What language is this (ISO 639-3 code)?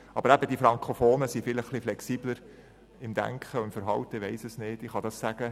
gsw